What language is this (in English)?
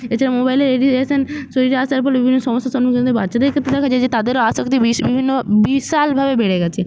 Bangla